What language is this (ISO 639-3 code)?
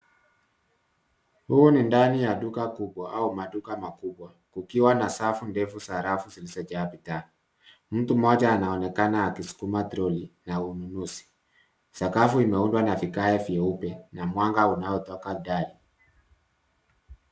swa